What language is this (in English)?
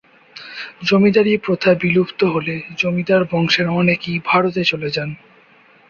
Bangla